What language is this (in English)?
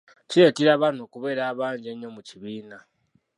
Ganda